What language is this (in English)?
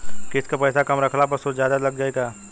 Bhojpuri